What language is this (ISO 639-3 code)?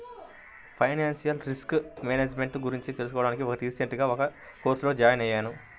tel